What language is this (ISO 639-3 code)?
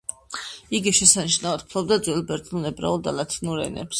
kat